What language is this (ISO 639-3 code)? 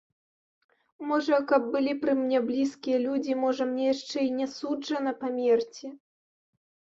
bel